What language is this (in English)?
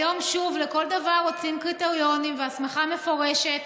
Hebrew